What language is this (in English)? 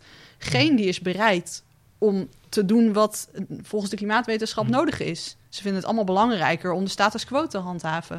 Dutch